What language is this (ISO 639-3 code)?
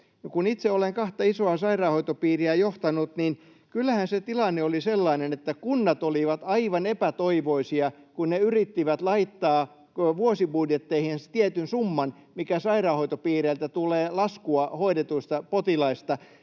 fin